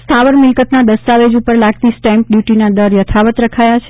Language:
Gujarati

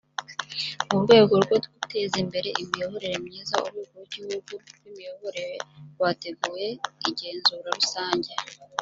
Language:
Kinyarwanda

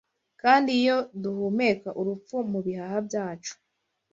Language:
Kinyarwanda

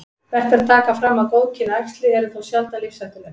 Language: Icelandic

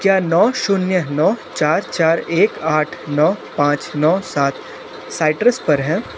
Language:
Hindi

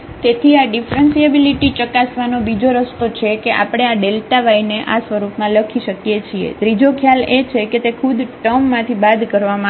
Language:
Gujarati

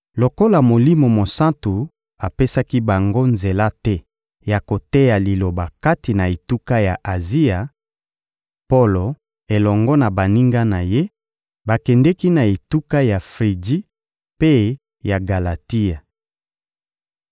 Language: Lingala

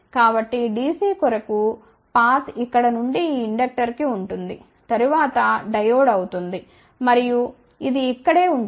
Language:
Telugu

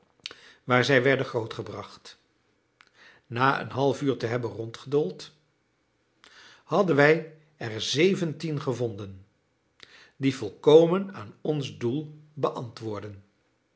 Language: Dutch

